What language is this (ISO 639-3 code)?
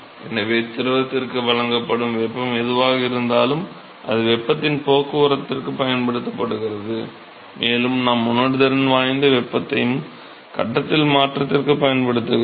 tam